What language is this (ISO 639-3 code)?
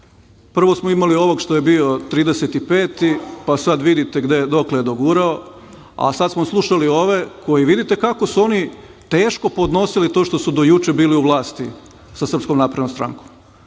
srp